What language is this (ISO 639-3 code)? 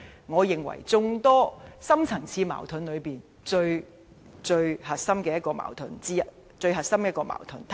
yue